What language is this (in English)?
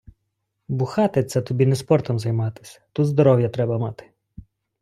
Ukrainian